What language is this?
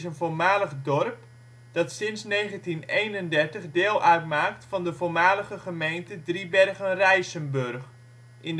Dutch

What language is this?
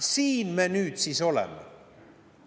Estonian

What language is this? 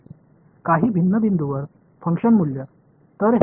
Marathi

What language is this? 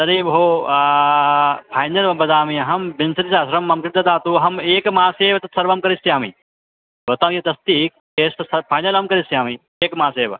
Sanskrit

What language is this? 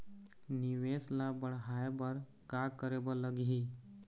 Chhattisgarhi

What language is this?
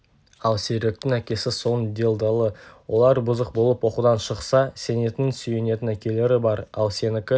Kazakh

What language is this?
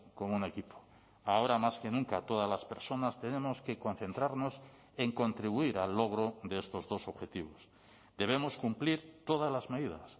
Spanish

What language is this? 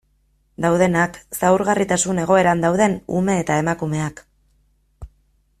Basque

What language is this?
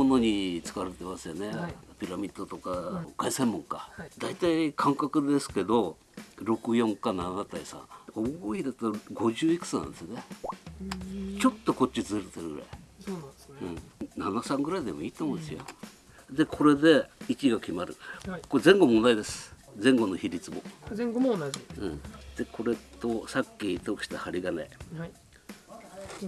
Japanese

